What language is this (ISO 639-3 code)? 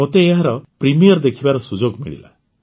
ori